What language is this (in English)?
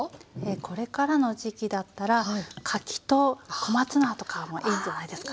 Japanese